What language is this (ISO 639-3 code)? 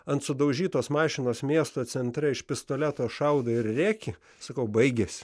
lit